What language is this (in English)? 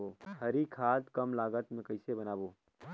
Chhattisgarhi